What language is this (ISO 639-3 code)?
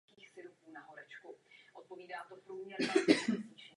ces